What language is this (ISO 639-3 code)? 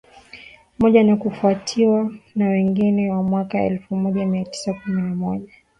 swa